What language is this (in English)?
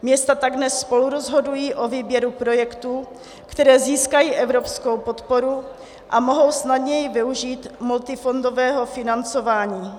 Czech